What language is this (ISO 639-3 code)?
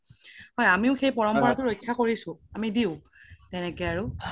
asm